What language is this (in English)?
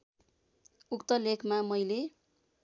Nepali